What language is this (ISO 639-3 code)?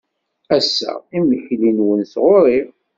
kab